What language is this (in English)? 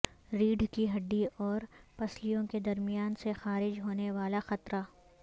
Urdu